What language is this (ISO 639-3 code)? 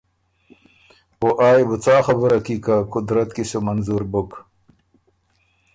oru